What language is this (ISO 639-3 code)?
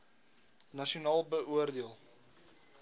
afr